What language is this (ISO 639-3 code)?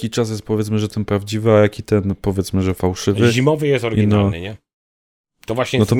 pol